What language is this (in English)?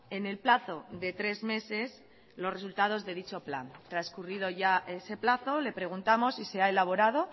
Spanish